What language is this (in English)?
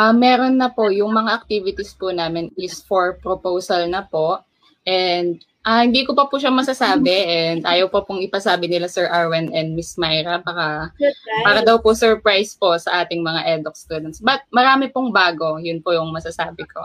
Filipino